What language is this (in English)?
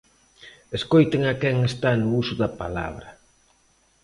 Galician